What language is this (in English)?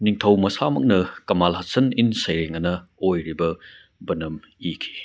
Manipuri